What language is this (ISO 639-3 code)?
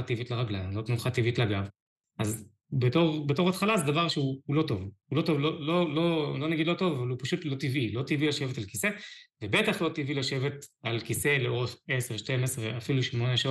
heb